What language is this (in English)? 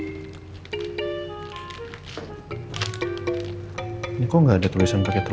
Indonesian